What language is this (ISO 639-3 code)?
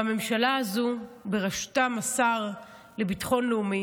heb